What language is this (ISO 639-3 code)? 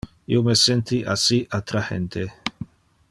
ina